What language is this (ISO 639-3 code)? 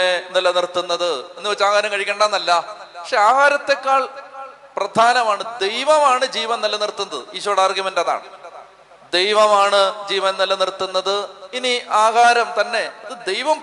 mal